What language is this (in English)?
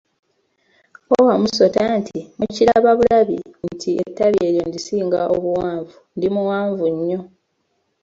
Ganda